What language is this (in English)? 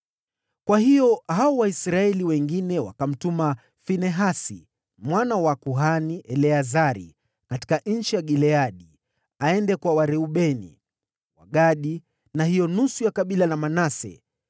Swahili